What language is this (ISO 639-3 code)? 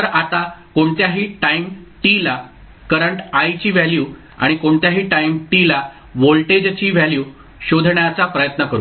mar